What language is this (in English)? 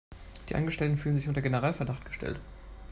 German